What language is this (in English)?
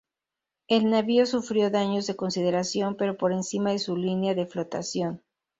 Spanish